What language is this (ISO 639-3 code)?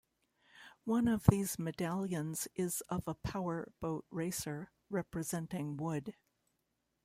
eng